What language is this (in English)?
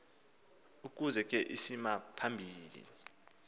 Xhosa